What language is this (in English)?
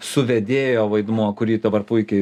Lithuanian